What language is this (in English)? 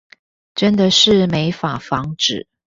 Chinese